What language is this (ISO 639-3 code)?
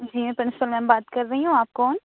urd